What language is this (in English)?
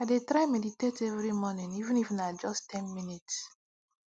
Nigerian Pidgin